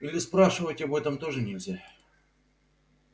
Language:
Russian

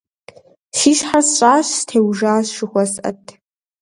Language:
Kabardian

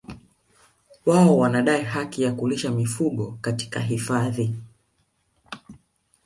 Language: Swahili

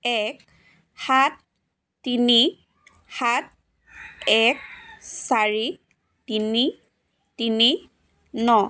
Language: Assamese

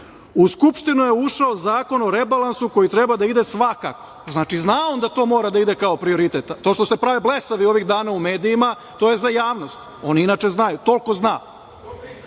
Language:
Serbian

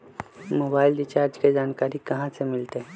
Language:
Magahi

